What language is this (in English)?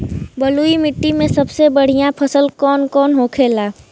Bhojpuri